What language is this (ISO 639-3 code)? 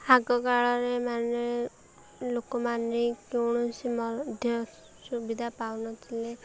ori